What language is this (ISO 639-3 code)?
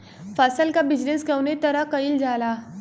bho